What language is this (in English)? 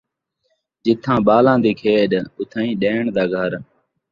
Saraiki